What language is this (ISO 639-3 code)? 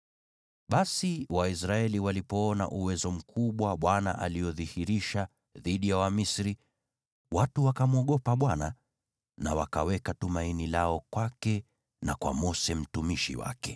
swa